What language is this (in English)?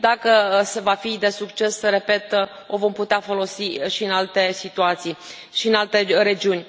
Romanian